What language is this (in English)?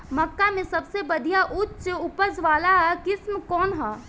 Bhojpuri